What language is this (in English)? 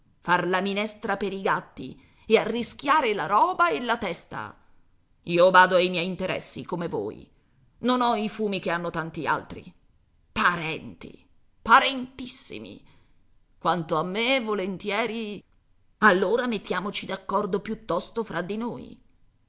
Italian